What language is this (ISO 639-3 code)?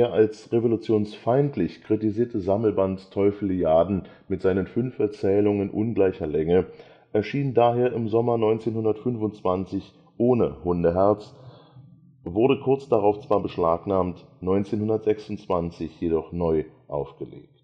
deu